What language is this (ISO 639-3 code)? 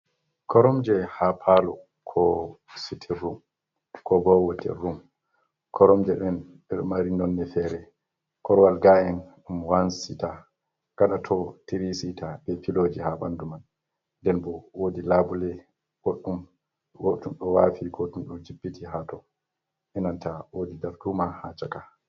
ful